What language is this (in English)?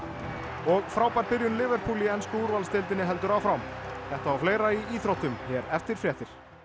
Icelandic